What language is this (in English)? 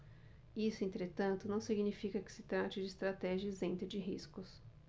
Portuguese